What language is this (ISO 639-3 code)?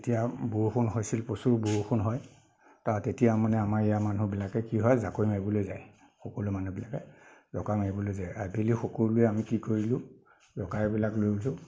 asm